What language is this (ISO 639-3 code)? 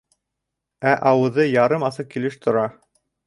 bak